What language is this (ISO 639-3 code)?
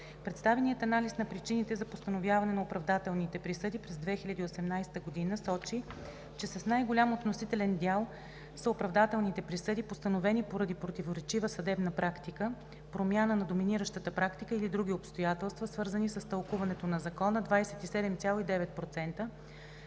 bul